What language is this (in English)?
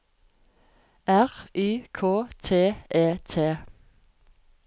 Norwegian